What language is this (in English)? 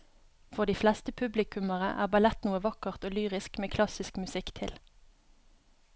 Norwegian